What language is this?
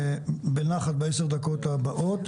Hebrew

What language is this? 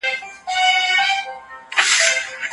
Pashto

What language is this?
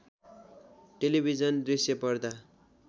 Nepali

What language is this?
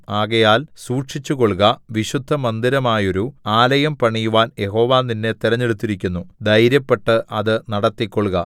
Malayalam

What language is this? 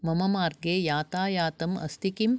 Sanskrit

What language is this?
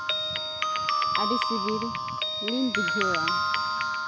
Santali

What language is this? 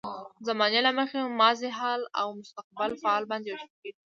Pashto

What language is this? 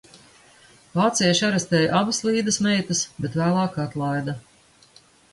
Latvian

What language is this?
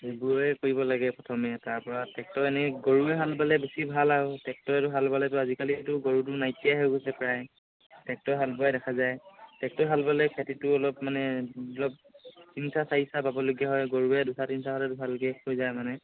Assamese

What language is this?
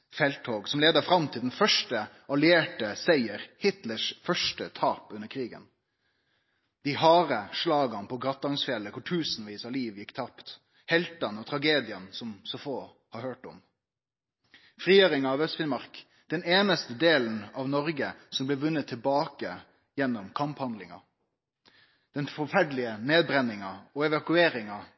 Norwegian Nynorsk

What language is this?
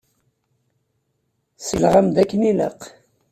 Kabyle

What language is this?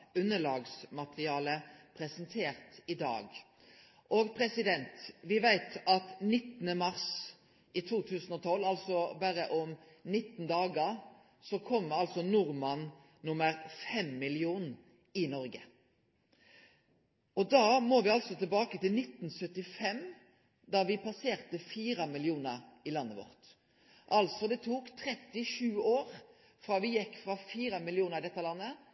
Norwegian Nynorsk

